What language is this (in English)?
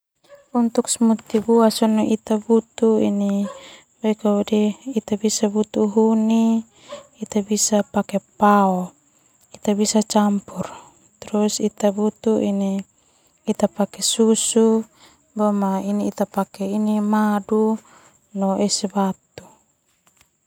Termanu